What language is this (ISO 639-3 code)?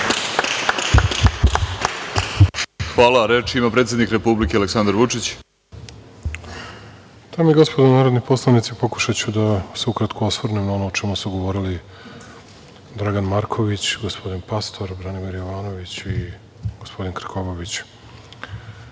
srp